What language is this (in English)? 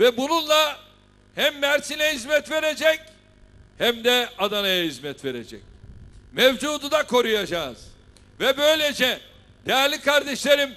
Turkish